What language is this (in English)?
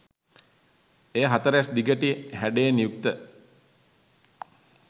Sinhala